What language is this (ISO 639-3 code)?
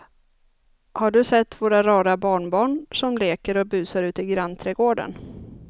swe